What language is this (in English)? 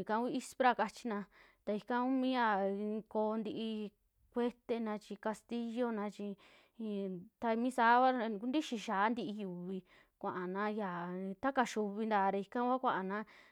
Western Juxtlahuaca Mixtec